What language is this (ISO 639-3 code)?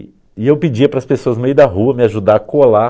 por